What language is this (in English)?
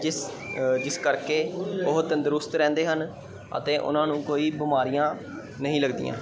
Punjabi